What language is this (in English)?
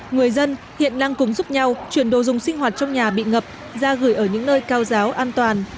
Vietnamese